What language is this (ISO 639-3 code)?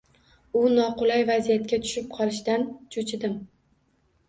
uzb